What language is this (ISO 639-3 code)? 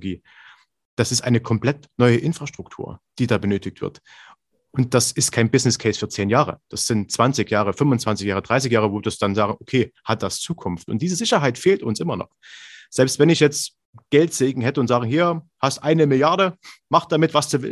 deu